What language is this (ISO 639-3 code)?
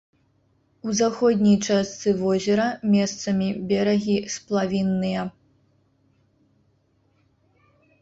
bel